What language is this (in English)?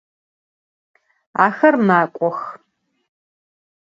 Adyghe